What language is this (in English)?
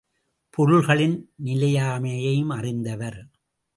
Tamil